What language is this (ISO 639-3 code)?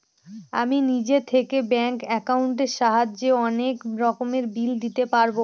ben